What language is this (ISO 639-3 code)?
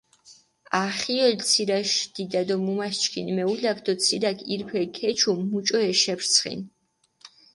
xmf